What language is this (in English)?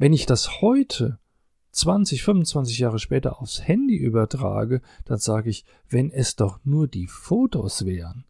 German